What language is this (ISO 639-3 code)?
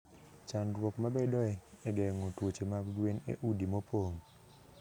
luo